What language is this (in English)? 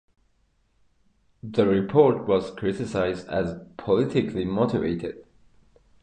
English